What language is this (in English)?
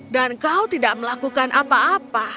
Indonesian